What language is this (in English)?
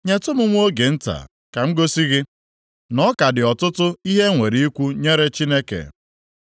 Igbo